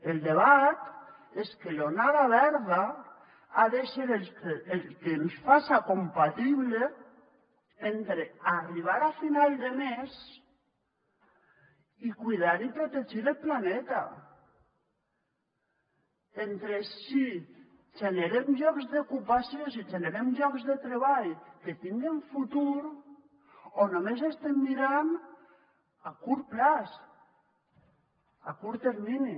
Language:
Catalan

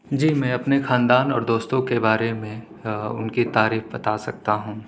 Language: Urdu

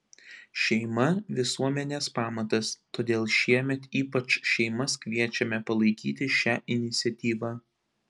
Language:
Lithuanian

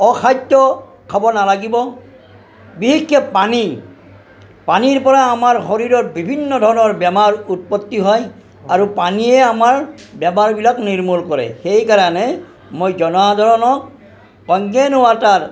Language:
Assamese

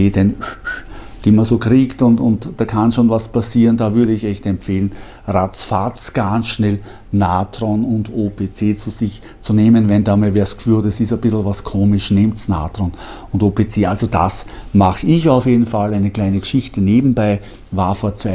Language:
German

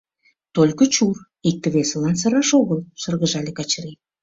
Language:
Mari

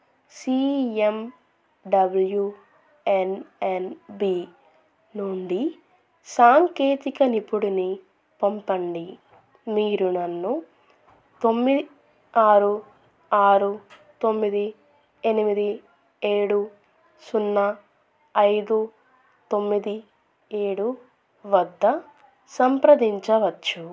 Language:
Telugu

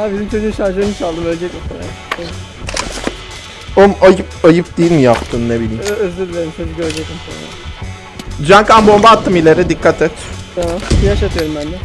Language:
Turkish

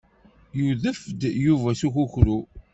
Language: Kabyle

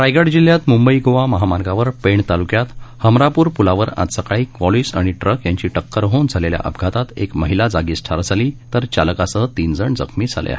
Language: Marathi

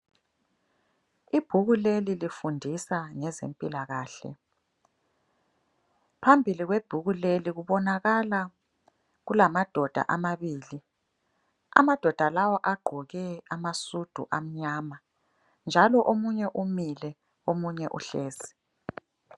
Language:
North Ndebele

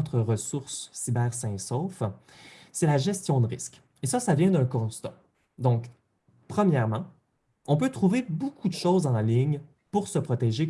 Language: French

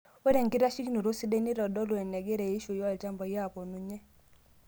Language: Masai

